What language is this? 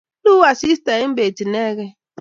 Kalenjin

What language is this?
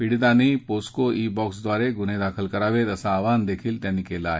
Marathi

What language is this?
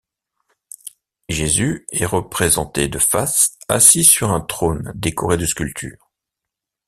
French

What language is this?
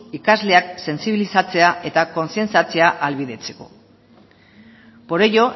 Basque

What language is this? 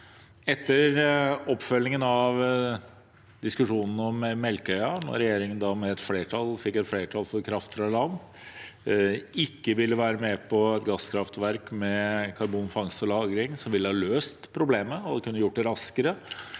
Norwegian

